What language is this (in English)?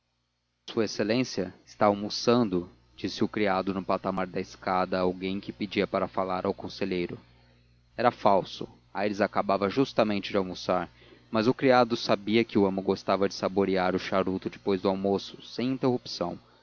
Portuguese